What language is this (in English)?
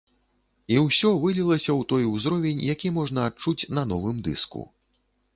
Belarusian